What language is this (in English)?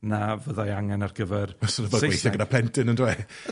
Welsh